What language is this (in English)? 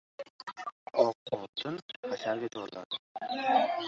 Uzbek